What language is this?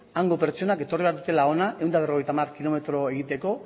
Basque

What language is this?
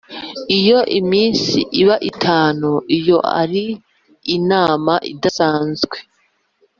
Kinyarwanda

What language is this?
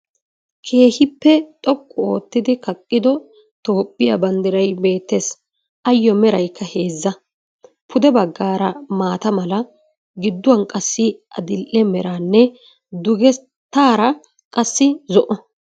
Wolaytta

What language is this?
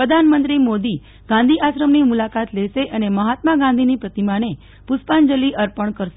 Gujarati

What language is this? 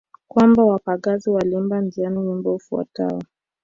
Swahili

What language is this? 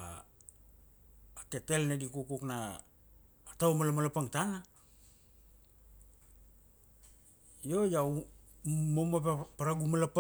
Kuanua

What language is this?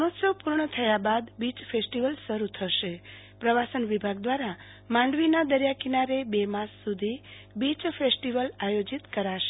Gujarati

